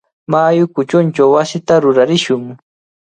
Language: Cajatambo North Lima Quechua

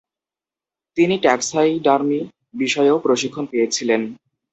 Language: Bangla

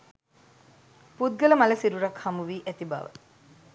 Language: Sinhala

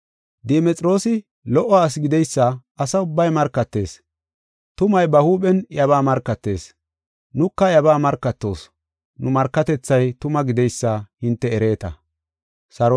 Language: Gofa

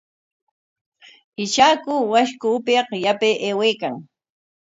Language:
Corongo Ancash Quechua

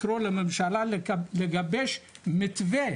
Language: Hebrew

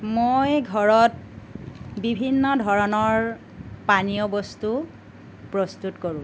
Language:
Assamese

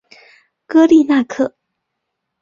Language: Chinese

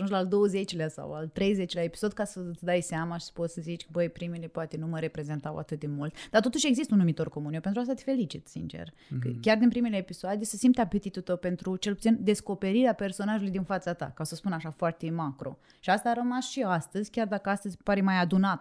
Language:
Romanian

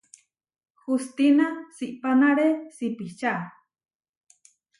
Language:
Huarijio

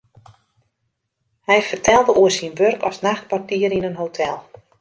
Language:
Western Frisian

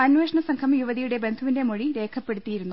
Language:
Malayalam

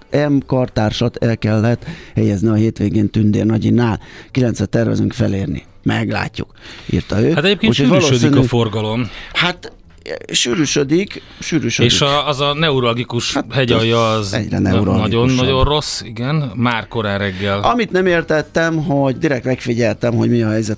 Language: Hungarian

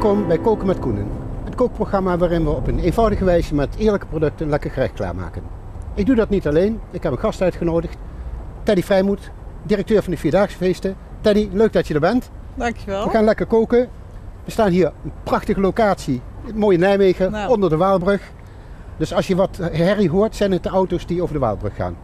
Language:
Dutch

